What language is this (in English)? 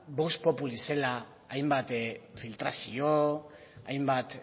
Basque